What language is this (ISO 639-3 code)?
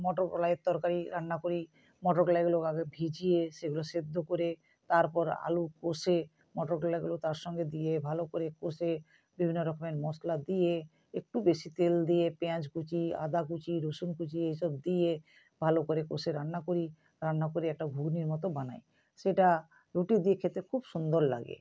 ben